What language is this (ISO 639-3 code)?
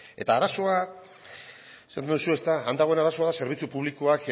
eus